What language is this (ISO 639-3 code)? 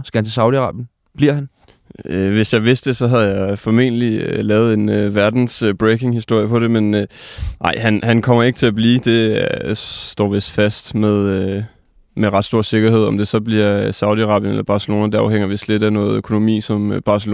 dan